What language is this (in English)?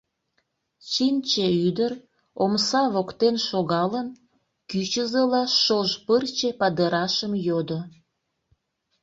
Mari